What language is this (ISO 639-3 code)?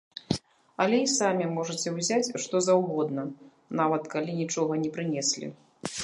bel